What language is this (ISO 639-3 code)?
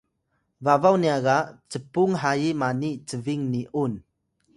tay